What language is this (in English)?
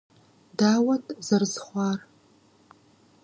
Kabardian